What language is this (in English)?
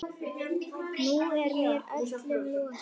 Icelandic